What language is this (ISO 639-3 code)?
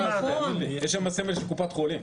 heb